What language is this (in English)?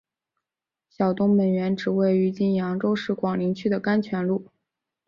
Chinese